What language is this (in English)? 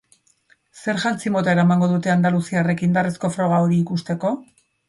Basque